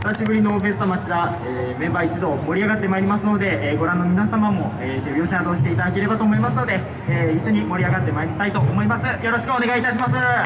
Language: Japanese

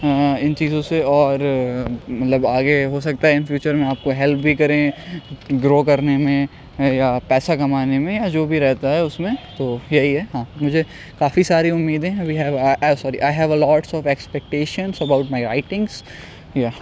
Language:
Urdu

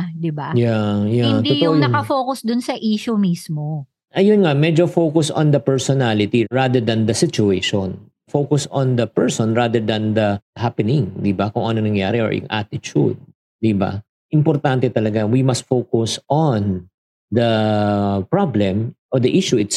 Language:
Filipino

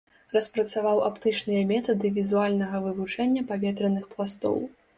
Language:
Belarusian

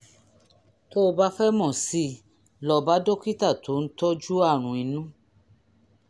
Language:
Yoruba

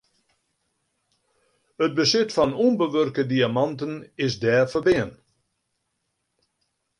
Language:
Western Frisian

